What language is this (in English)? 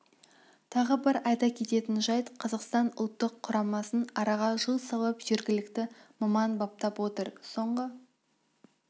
Kazakh